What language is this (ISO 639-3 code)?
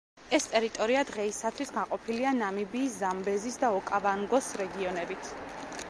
kat